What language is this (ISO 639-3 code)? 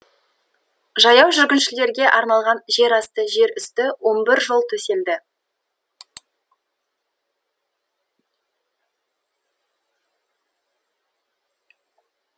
kaz